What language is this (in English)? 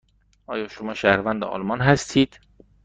Persian